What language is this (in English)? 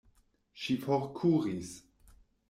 Esperanto